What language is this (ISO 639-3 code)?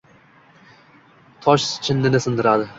uzb